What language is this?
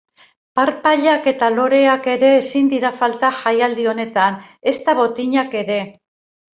Basque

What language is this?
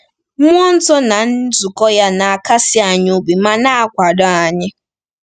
Igbo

